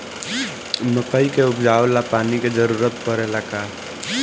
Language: Bhojpuri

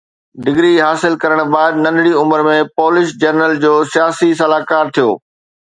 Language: Sindhi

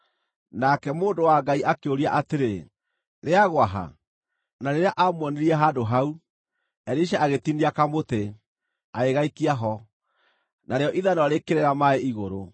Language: Kikuyu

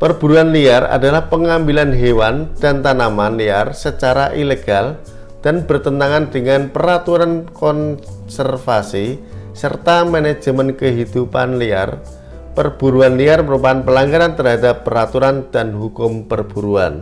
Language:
Indonesian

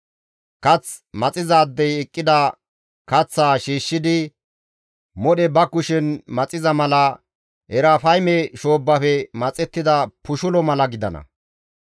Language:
Gamo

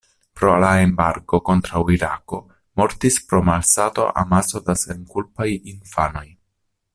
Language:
Esperanto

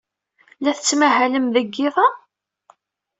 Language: Kabyle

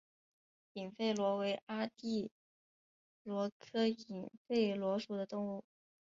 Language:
Chinese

